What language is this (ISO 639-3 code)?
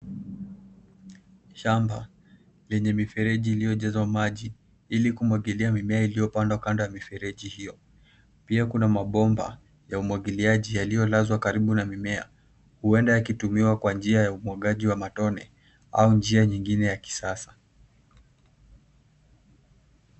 swa